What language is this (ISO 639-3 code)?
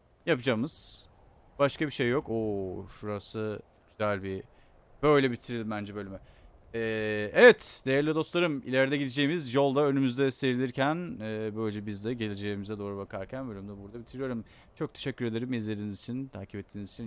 tur